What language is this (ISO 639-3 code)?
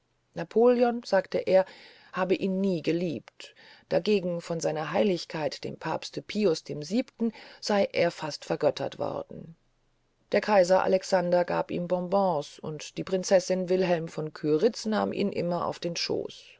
deu